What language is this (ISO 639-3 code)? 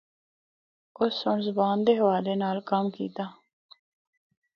hno